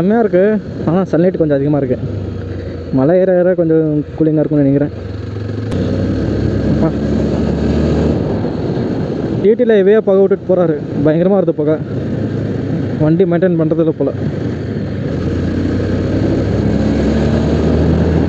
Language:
Indonesian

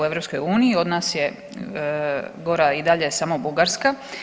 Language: Croatian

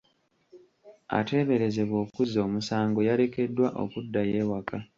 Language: Ganda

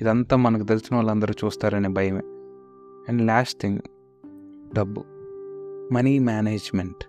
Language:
Telugu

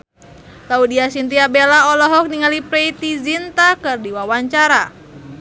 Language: Sundanese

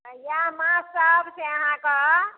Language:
Maithili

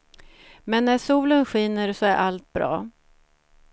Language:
Swedish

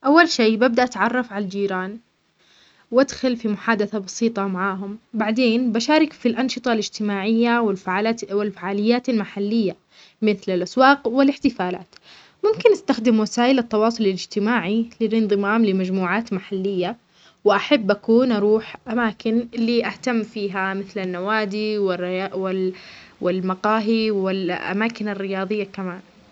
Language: Omani Arabic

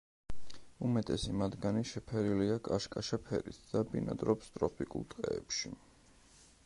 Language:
Georgian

